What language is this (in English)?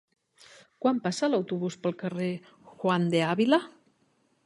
Catalan